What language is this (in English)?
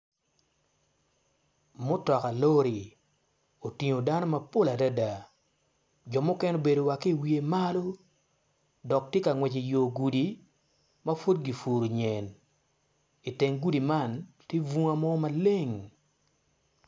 Acoli